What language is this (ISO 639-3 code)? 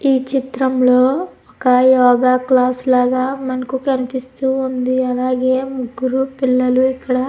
tel